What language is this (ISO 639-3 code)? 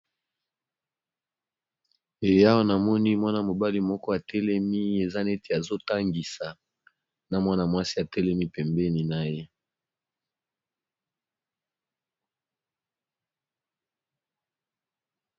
lin